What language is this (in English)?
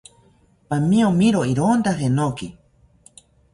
South Ucayali Ashéninka